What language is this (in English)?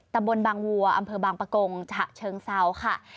Thai